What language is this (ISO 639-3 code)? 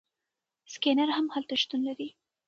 pus